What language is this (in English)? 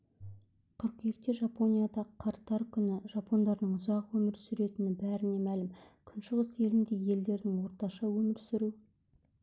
Kazakh